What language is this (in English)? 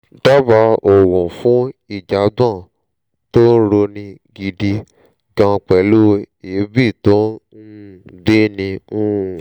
Yoruba